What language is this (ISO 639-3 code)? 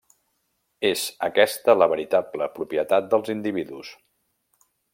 cat